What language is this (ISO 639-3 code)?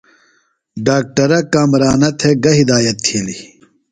phl